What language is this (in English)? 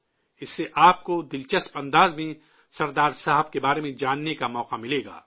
Urdu